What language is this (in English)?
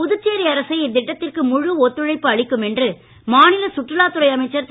Tamil